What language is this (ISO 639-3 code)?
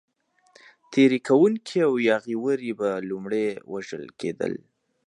pus